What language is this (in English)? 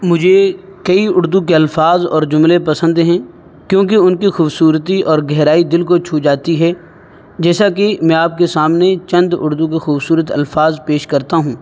Urdu